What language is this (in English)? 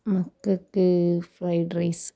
Malayalam